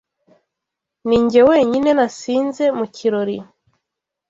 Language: Kinyarwanda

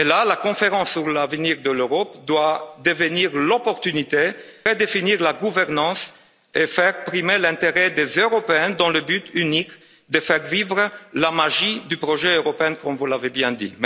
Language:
French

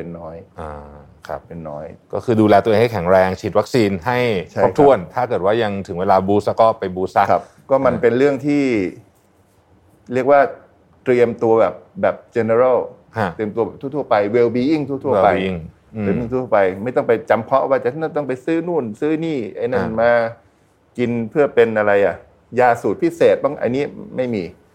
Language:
Thai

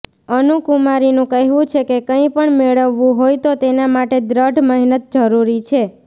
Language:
Gujarati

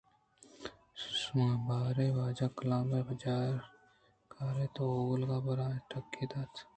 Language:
Eastern Balochi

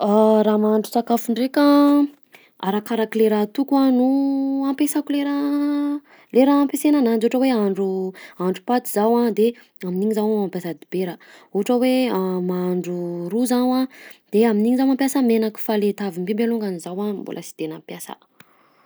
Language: Southern Betsimisaraka Malagasy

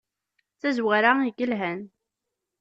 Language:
Kabyle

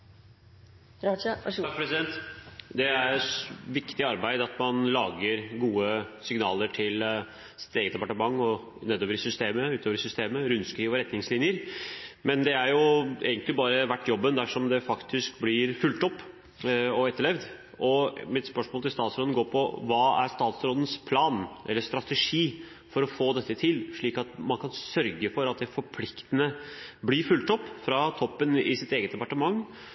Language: Norwegian Bokmål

